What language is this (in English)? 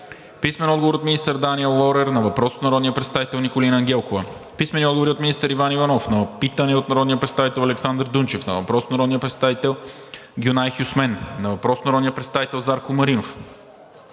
Bulgarian